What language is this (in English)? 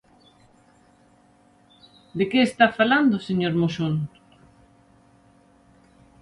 Galician